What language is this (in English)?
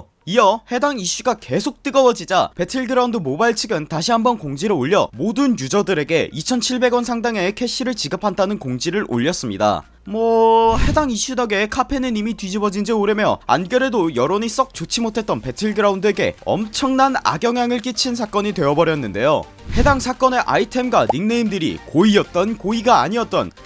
Korean